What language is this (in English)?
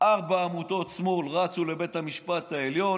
Hebrew